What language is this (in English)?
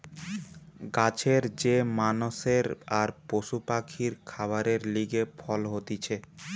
Bangla